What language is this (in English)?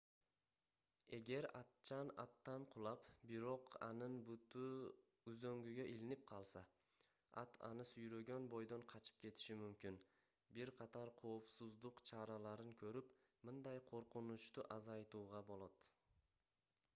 Kyrgyz